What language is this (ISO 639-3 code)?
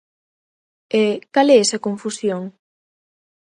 glg